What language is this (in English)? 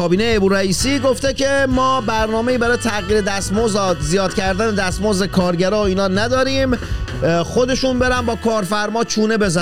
Persian